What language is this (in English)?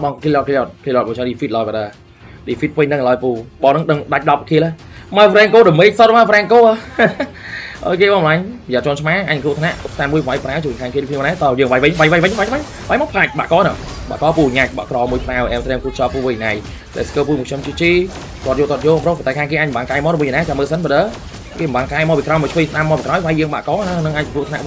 Vietnamese